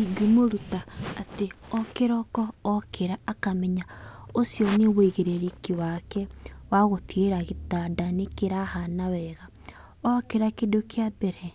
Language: Kikuyu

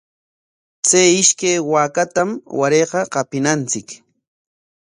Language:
Corongo Ancash Quechua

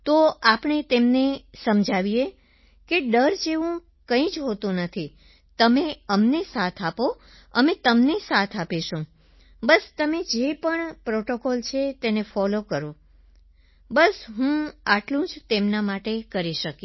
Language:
Gujarati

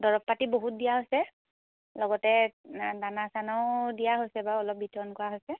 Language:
Assamese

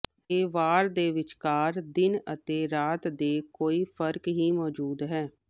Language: Punjabi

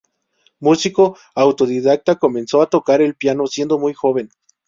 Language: Spanish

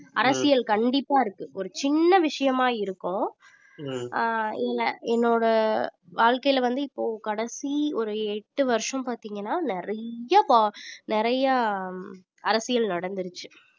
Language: Tamil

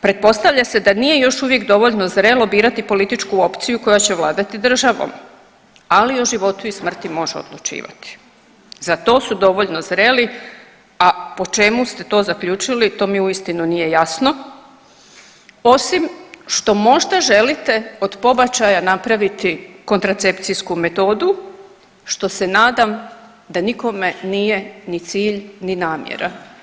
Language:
Croatian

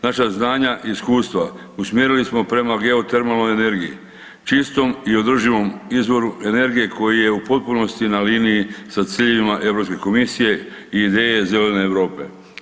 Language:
Croatian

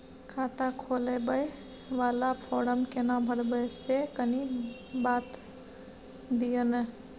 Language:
Maithili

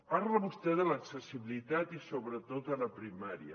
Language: Catalan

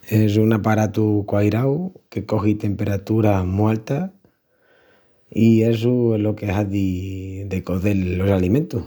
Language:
Extremaduran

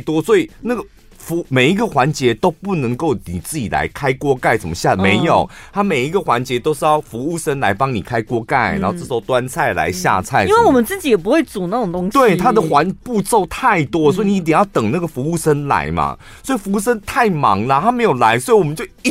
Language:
Chinese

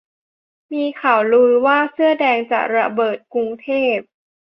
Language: Thai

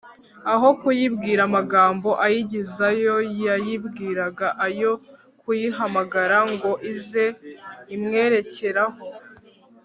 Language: Kinyarwanda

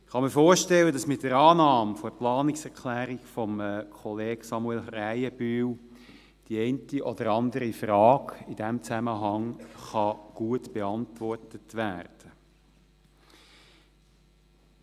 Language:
Swiss German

